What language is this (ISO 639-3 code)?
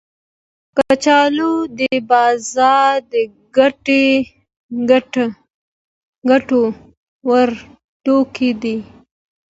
pus